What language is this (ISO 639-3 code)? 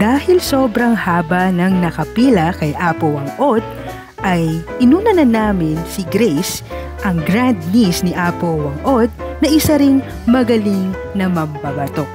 fil